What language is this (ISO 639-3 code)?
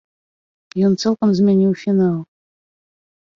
bel